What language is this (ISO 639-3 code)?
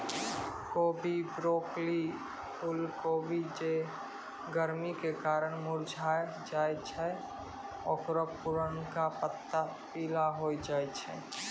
mai